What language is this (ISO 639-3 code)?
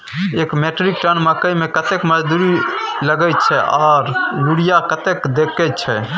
mai